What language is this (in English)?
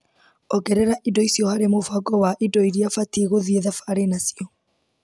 Kikuyu